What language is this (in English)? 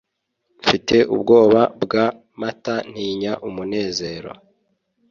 Kinyarwanda